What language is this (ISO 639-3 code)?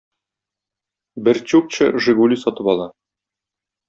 tat